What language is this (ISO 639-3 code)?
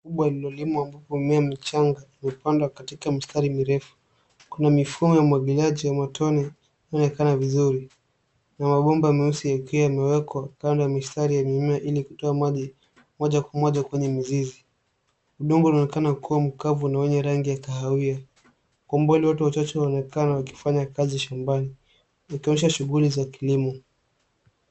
swa